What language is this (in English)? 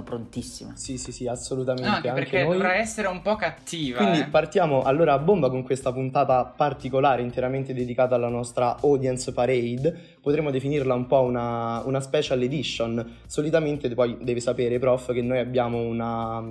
Italian